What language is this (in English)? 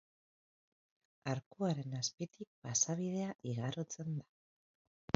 Basque